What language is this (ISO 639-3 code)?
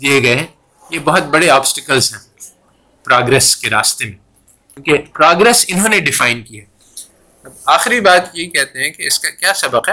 urd